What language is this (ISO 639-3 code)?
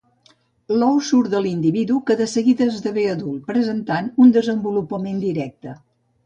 cat